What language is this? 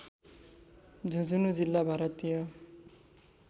Nepali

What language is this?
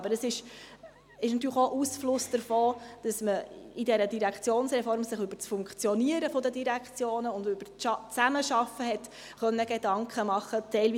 Swiss German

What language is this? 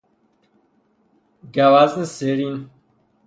Persian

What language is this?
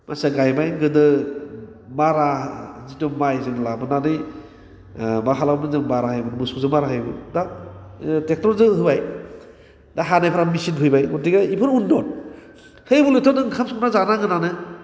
Bodo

